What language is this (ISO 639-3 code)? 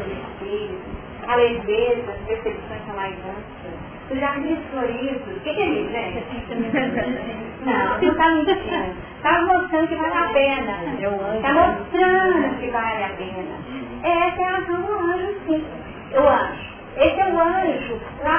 por